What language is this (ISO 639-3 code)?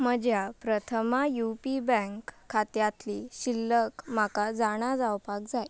kok